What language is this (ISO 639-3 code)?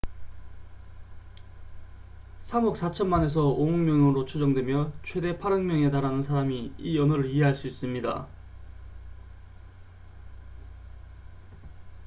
kor